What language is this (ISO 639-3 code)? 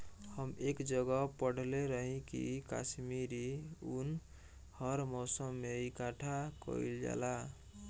bho